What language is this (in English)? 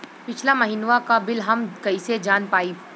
Bhojpuri